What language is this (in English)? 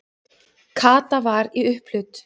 Icelandic